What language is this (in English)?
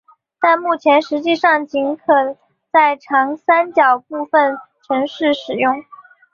Chinese